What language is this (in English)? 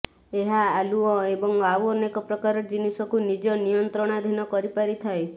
Odia